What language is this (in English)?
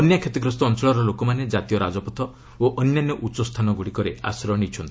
Odia